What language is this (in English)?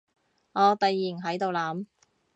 Cantonese